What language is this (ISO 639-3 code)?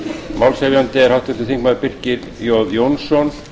isl